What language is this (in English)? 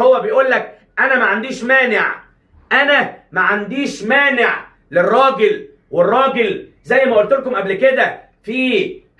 Arabic